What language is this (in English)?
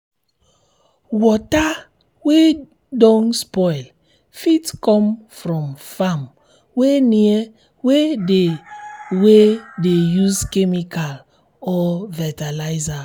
Nigerian Pidgin